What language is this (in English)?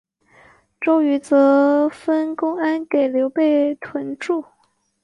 Chinese